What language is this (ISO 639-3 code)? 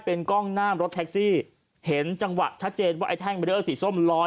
tha